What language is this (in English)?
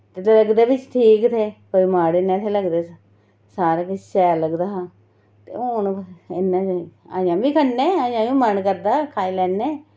Dogri